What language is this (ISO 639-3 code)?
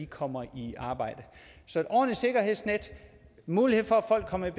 dan